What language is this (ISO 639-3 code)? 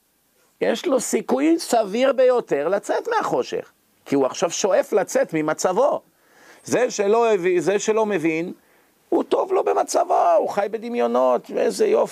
heb